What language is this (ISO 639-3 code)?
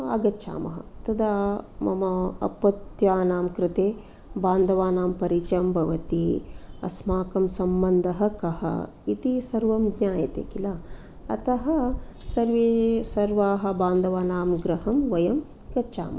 san